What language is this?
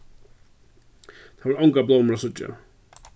Faroese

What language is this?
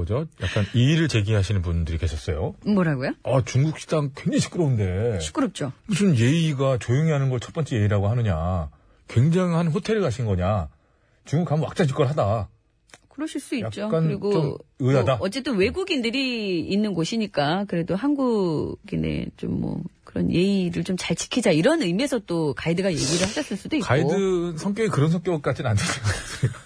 Korean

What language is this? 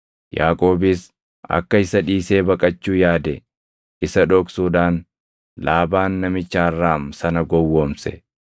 Oromo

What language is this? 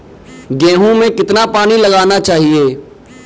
Hindi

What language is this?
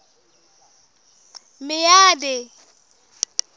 Southern Sotho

